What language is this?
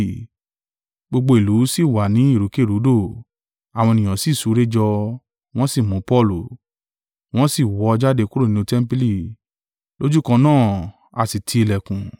Yoruba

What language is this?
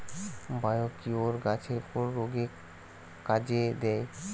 Bangla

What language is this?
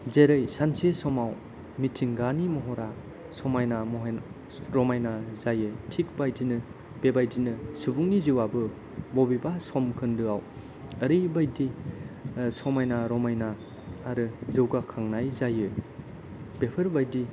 Bodo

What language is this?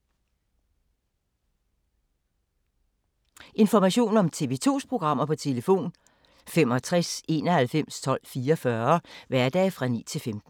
Danish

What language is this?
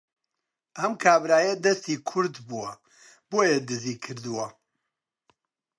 Central Kurdish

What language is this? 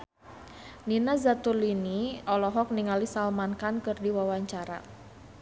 Sundanese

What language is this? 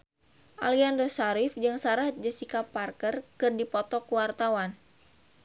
Sundanese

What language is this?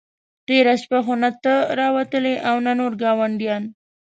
Pashto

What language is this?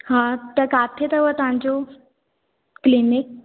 Sindhi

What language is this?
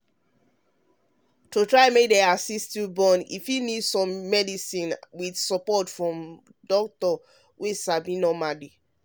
Nigerian Pidgin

